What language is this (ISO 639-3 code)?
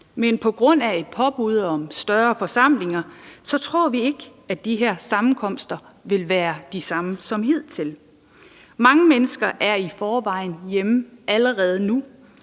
dan